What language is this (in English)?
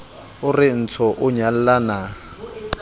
Southern Sotho